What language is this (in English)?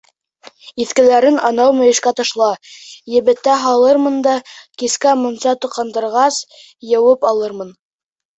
Bashkir